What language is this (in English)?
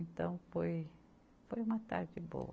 Portuguese